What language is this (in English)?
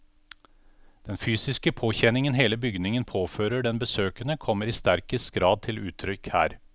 Norwegian